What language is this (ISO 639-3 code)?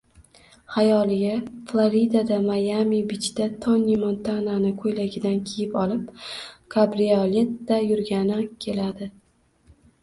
uzb